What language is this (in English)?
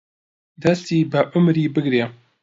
Central Kurdish